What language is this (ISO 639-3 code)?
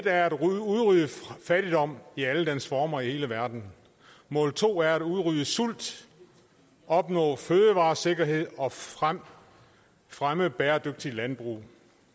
dan